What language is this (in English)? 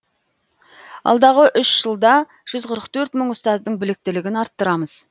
Kazakh